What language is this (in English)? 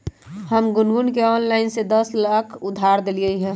Magahi